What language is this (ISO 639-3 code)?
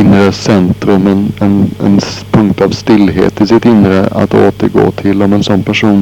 swe